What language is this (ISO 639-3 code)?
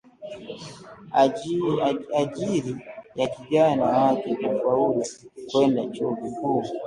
swa